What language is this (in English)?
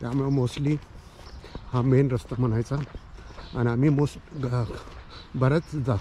Marathi